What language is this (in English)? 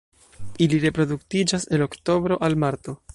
Esperanto